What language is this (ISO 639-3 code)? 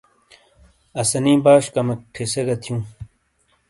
scl